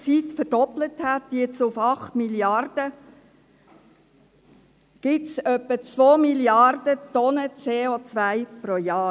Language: Swiss German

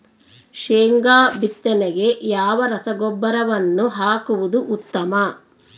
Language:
Kannada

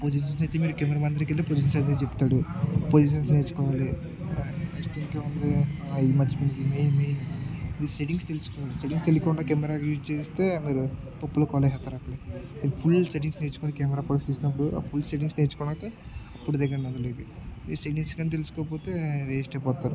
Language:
Telugu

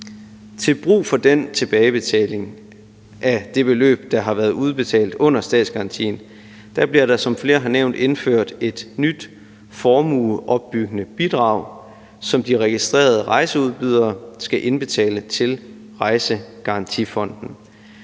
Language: Danish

